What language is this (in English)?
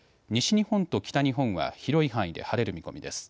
Japanese